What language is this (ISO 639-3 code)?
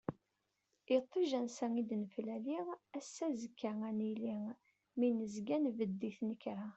kab